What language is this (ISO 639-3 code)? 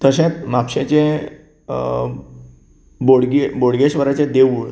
kok